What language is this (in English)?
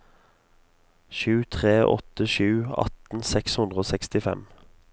Norwegian